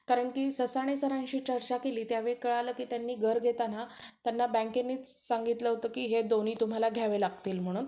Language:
Marathi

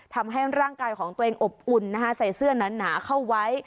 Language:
Thai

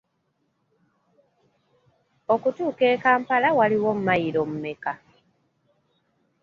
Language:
Ganda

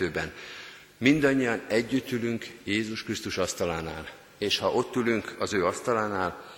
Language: Hungarian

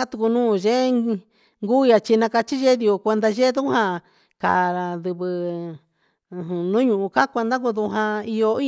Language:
Huitepec Mixtec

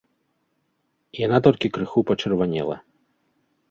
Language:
Belarusian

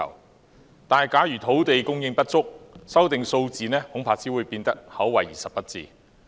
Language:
Cantonese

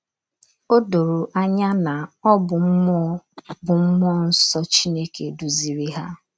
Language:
Igbo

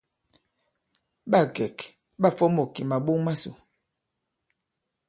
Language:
Bankon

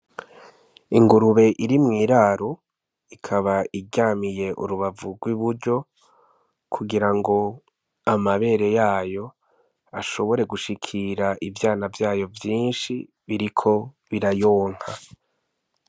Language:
Rundi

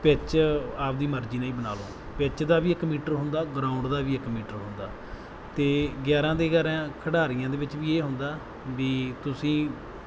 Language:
Punjabi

